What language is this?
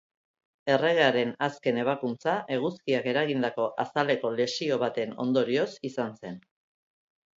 Basque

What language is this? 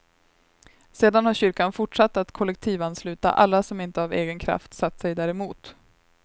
Swedish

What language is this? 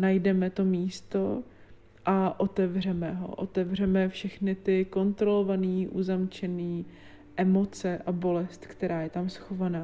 Czech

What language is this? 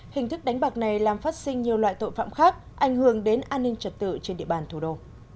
Vietnamese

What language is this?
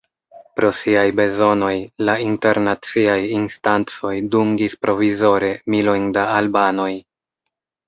Esperanto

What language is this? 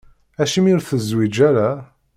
Kabyle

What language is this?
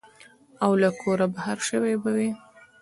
Pashto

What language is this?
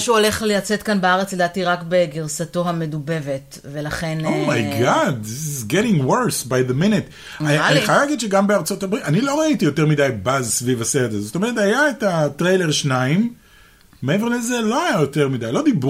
Hebrew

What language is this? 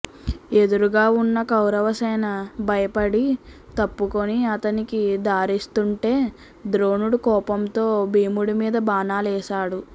Telugu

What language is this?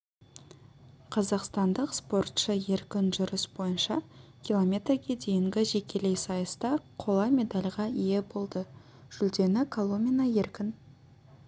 Kazakh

